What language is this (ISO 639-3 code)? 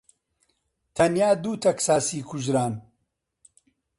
ckb